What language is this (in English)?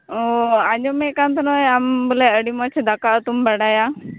Santali